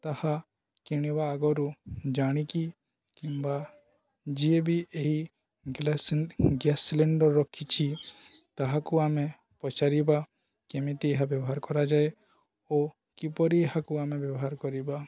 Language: Odia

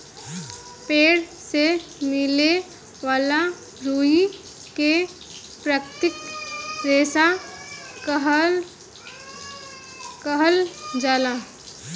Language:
Bhojpuri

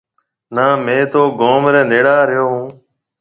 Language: Marwari (Pakistan)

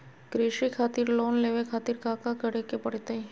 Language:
Magahi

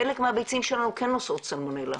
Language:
Hebrew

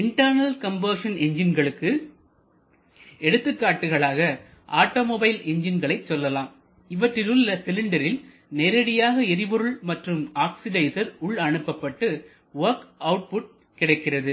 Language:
Tamil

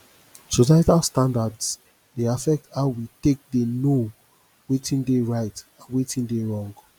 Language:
Nigerian Pidgin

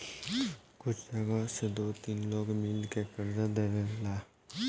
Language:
Bhojpuri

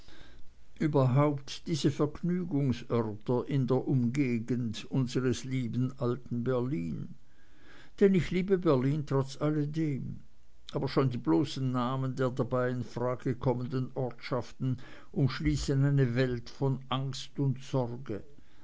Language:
German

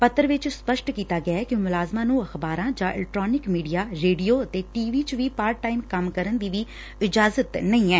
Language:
Punjabi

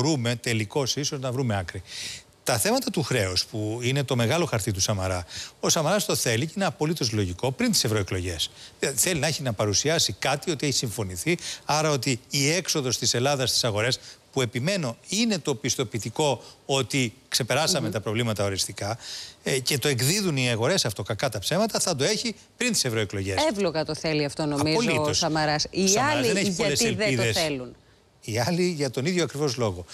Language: Greek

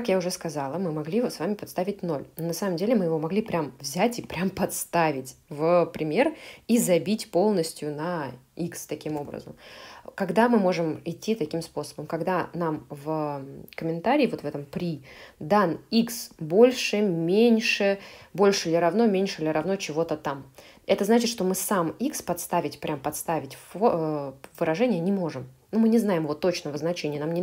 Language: Russian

